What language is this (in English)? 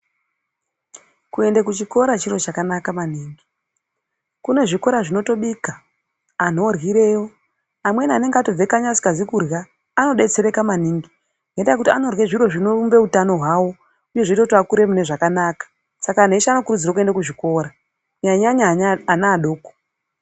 Ndau